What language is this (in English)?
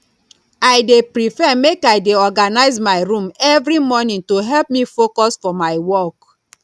Nigerian Pidgin